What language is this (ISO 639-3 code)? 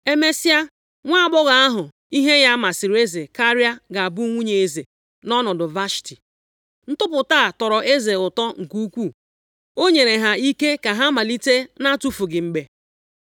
ibo